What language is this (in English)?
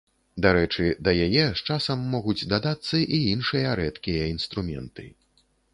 Belarusian